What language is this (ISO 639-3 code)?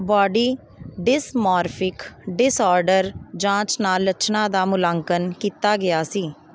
pan